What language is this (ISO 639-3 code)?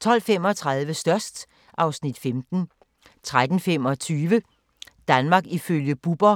dan